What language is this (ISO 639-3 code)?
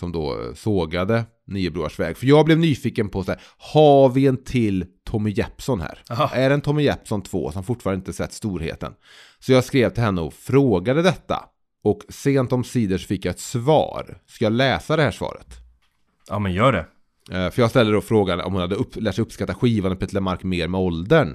swe